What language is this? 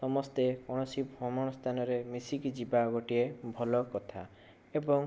Odia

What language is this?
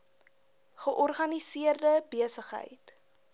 Afrikaans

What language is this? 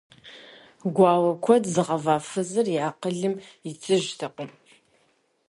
Kabardian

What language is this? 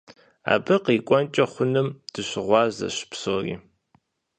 Kabardian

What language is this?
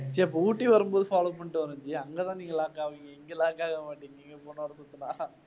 Tamil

